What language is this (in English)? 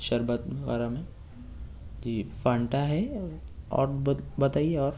Urdu